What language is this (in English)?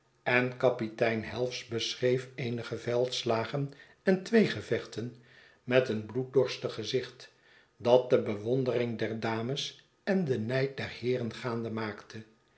Dutch